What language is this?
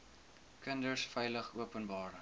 Afrikaans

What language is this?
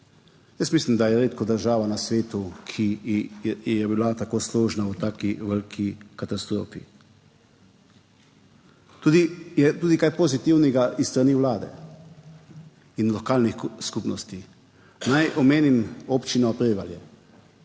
Slovenian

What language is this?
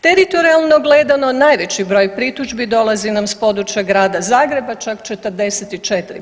Croatian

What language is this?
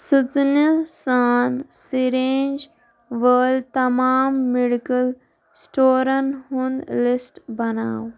Kashmiri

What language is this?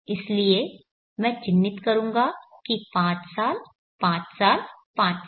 Hindi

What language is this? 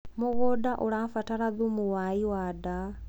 Kikuyu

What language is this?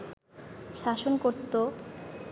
Bangla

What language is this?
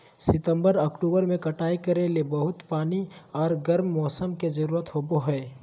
Magahi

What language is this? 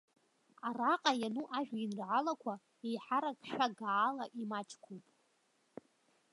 Abkhazian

